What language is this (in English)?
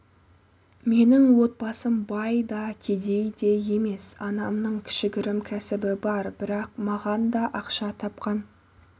Kazakh